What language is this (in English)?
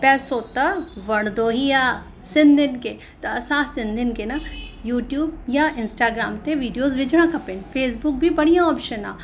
Sindhi